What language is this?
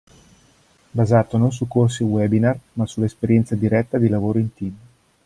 Italian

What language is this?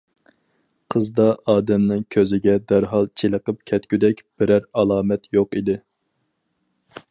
Uyghur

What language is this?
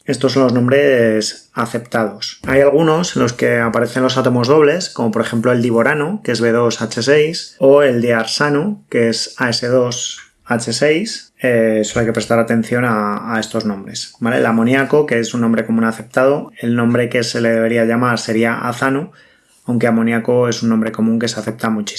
Spanish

